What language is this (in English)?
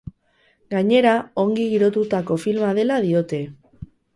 Basque